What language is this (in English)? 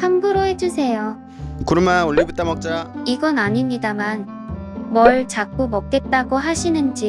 Korean